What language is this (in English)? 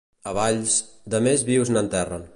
Catalan